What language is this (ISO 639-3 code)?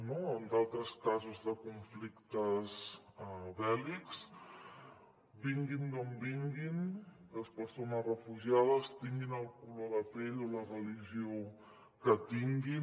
cat